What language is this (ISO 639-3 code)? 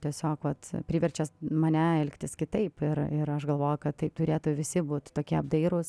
lit